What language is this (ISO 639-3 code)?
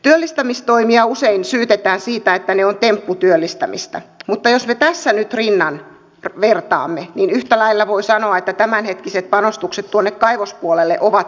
fin